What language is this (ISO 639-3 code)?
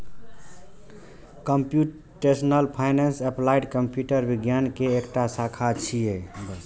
mai